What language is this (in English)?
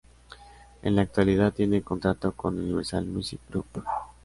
Spanish